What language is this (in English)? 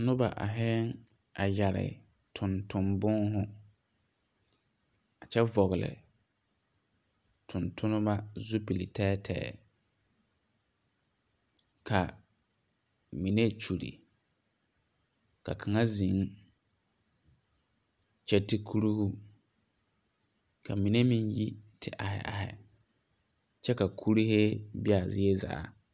Southern Dagaare